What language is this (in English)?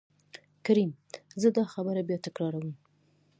Pashto